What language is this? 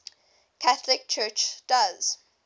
English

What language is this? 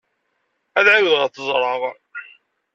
Kabyle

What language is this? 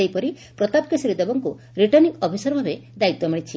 Odia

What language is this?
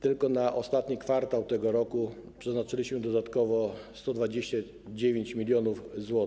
Polish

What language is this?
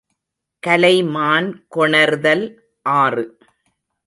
Tamil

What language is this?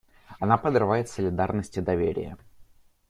Russian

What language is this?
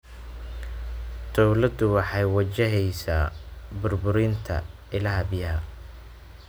Somali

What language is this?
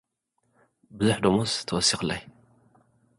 Tigrinya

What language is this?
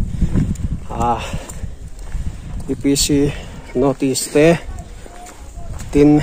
Arabic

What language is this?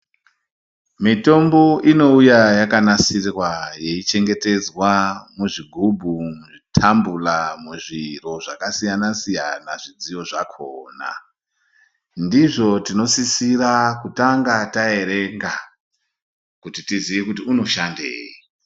Ndau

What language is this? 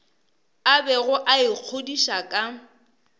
Northern Sotho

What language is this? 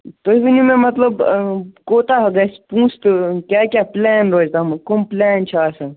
Kashmiri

